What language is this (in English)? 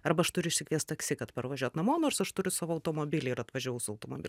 Lithuanian